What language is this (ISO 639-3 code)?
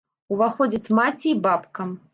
bel